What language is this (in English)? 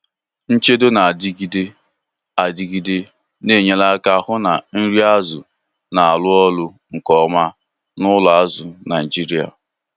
Igbo